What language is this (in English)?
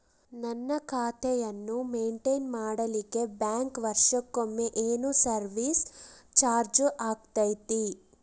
Kannada